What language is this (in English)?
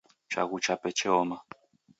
Taita